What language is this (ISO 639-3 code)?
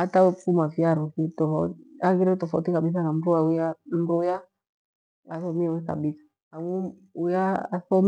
gwe